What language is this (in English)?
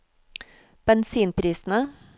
Norwegian